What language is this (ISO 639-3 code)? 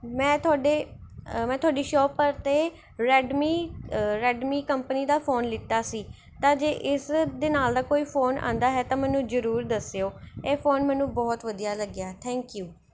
pan